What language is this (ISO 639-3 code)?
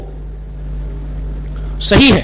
hin